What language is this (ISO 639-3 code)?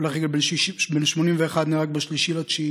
heb